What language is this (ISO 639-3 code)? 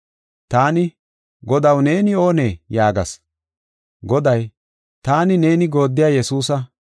gof